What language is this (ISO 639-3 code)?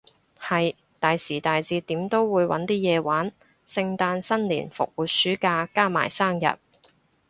yue